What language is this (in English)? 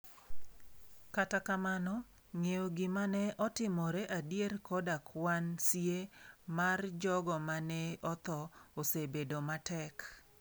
Luo (Kenya and Tanzania)